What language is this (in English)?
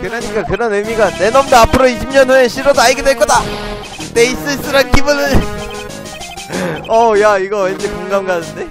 Korean